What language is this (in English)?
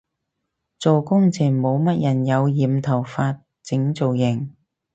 Cantonese